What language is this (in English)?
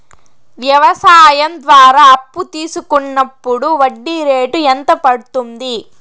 Telugu